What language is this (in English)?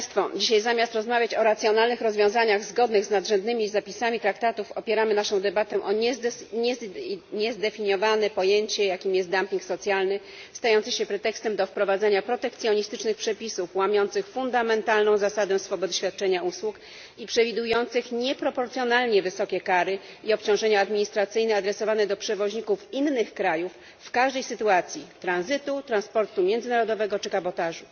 Polish